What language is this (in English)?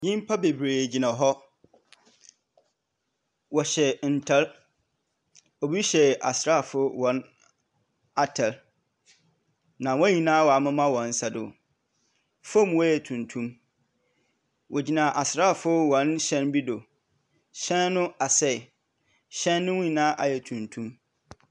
Akan